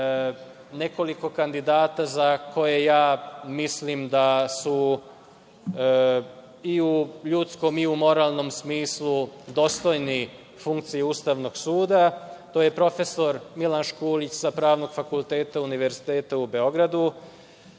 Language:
Serbian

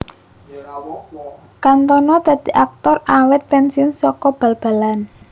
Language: Javanese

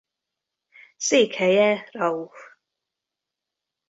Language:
Hungarian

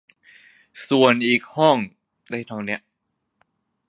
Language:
Thai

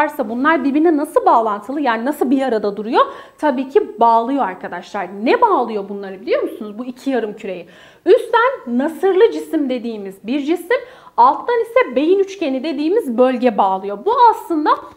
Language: Turkish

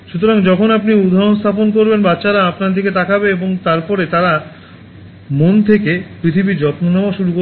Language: Bangla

